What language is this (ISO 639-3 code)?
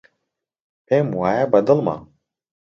ckb